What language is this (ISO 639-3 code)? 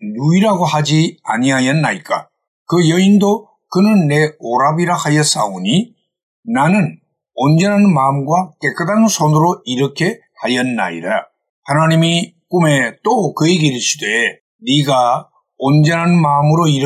kor